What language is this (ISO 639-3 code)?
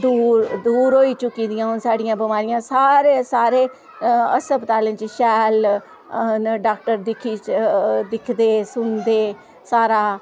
doi